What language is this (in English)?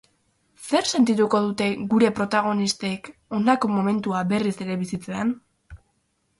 Basque